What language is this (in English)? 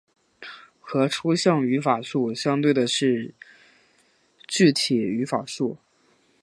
Chinese